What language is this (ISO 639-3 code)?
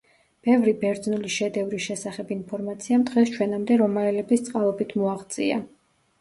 kat